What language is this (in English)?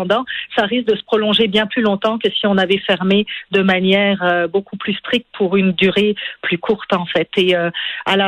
French